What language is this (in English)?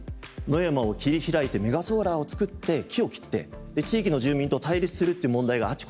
Japanese